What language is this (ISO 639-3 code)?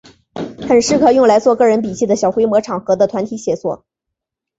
zho